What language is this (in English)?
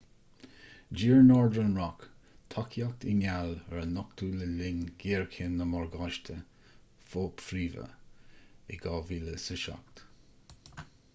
Irish